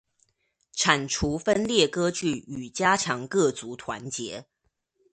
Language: Chinese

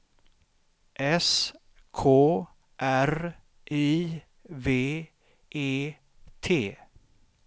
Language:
Swedish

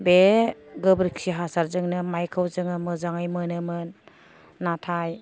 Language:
Bodo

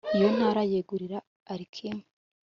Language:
Kinyarwanda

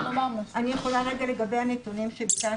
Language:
Hebrew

